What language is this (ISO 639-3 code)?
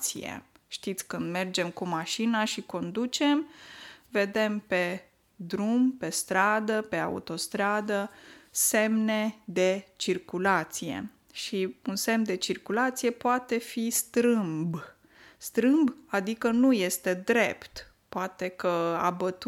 ron